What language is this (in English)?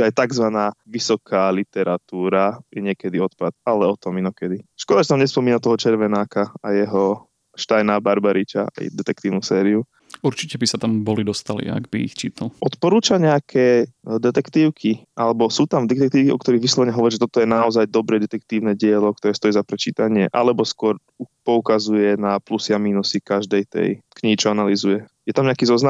Slovak